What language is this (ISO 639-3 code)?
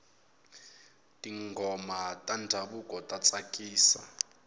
tso